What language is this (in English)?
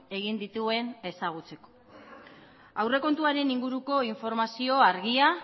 Basque